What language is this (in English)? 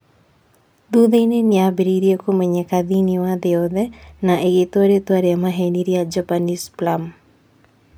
Kikuyu